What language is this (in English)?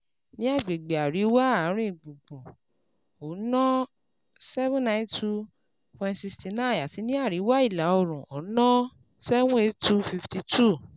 Yoruba